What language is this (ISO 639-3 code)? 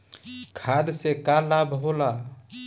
bho